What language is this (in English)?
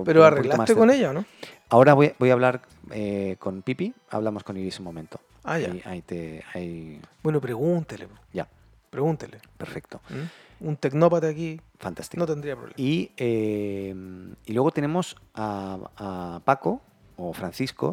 Spanish